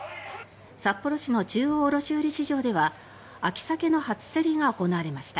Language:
Japanese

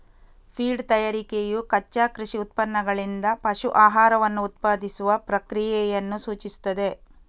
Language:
Kannada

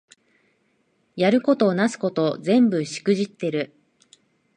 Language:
Japanese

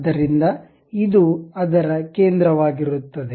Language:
Kannada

